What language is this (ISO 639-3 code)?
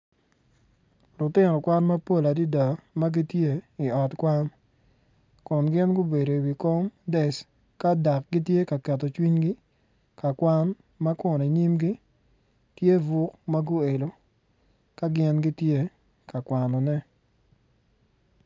ach